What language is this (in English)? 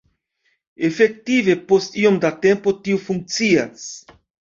Esperanto